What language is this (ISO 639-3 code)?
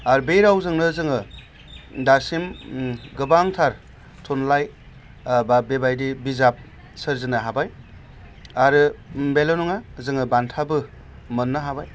brx